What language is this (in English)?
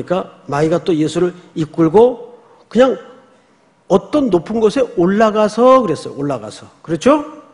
Korean